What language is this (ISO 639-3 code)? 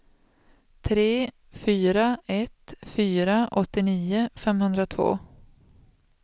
swe